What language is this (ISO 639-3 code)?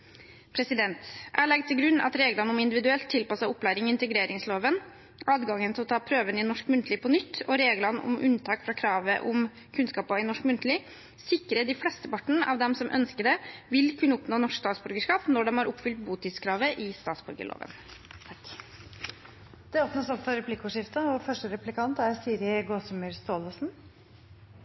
nob